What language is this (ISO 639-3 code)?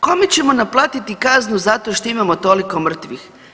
hrv